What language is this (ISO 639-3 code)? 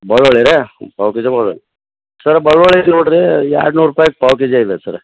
kan